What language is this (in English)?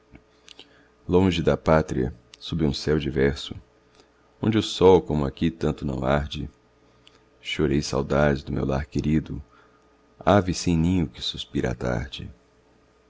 Portuguese